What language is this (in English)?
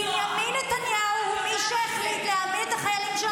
Hebrew